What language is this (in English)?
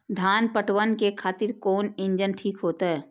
Maithili